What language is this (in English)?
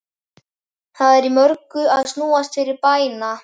Icelandic